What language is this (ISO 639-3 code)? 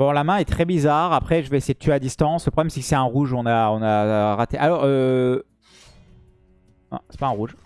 fra